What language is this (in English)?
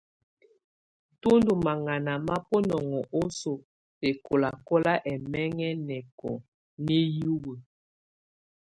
Tunen